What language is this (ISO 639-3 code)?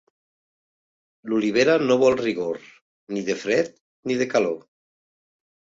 cat